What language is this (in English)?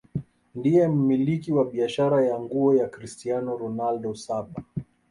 Swahili